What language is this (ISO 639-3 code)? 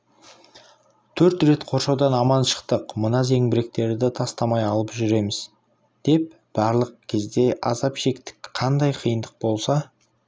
kaz